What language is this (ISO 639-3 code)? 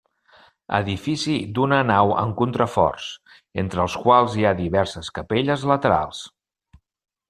cat